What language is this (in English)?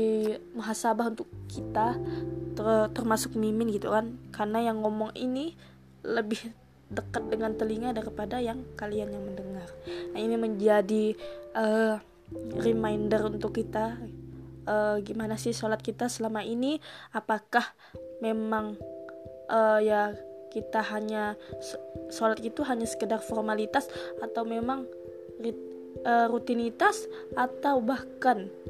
Indonesian